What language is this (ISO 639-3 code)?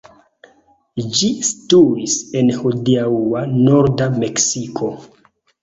epo